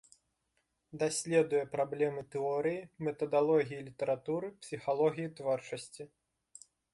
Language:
Belarusian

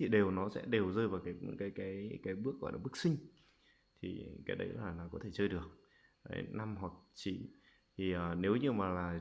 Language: Vietnamese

